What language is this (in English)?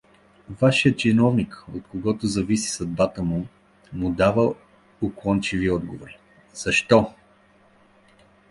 Bulgarian